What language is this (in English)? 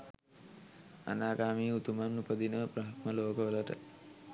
Sinhala